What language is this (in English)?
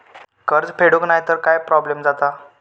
Marathi